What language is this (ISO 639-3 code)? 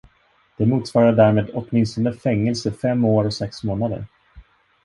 swe